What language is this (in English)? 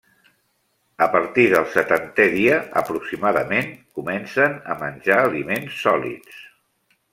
Catalan